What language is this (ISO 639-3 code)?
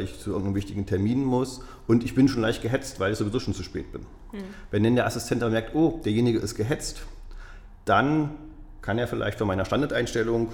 deu